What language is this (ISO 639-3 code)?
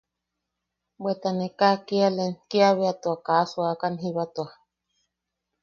yaq